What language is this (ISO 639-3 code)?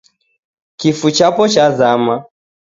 dav